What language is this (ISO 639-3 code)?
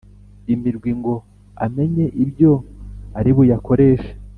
kin